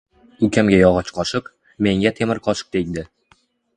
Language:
Uzbek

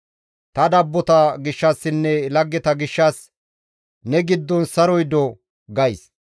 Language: Gamo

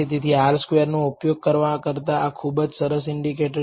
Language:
Gujarati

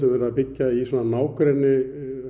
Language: Icelandic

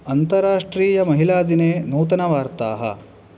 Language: Sanskrit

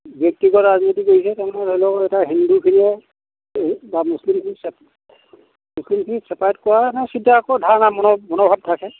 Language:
Assamese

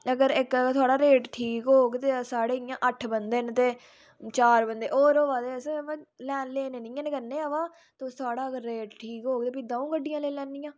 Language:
Dogri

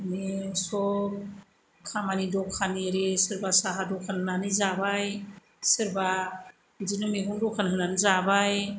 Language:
Bodo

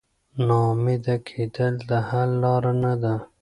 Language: Pashto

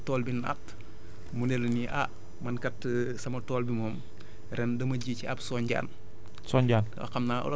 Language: Wolof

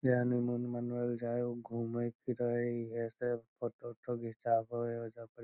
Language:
Magahi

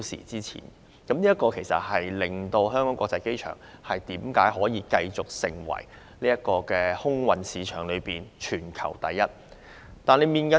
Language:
Cantonese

